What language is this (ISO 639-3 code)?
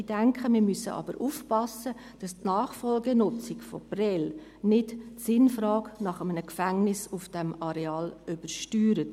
gsw